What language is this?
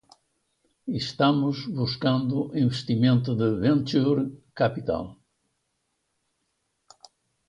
Portuguese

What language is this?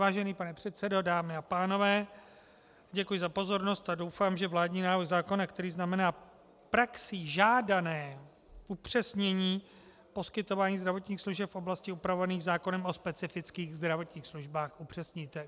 Czech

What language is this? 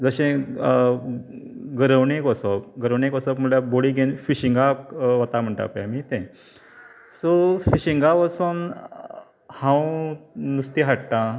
Konkani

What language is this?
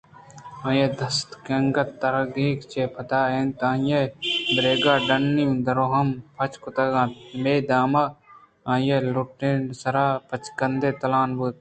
Eastern Balochi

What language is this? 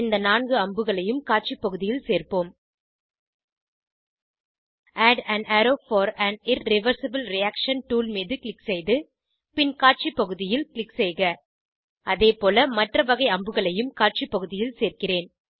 Tamil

